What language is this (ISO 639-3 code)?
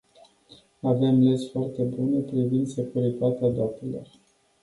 ron